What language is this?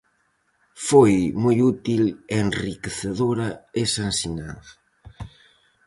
Galician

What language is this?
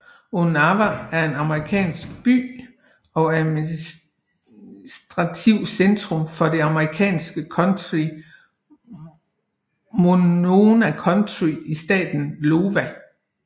Danish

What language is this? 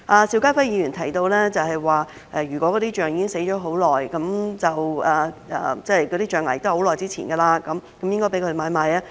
Cantonese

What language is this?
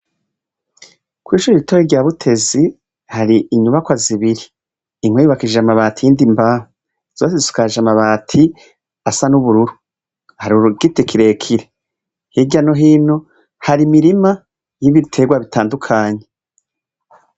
Rundi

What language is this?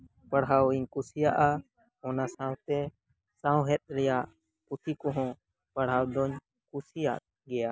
Santali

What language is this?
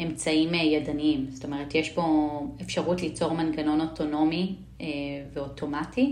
Hebrew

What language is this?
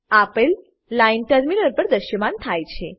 Gujarati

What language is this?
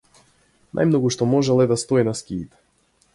Macedonian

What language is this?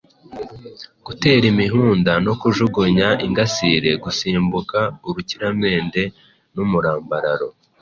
Kinyarwanda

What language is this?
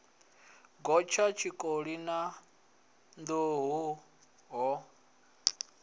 Venda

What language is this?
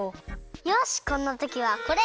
Japanese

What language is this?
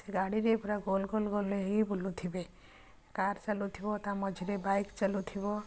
Odia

